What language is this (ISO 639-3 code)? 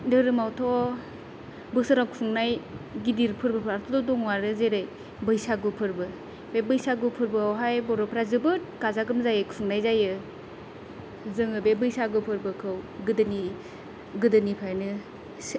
brx